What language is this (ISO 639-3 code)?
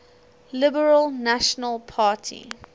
eng